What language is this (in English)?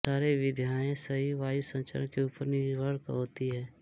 Hindi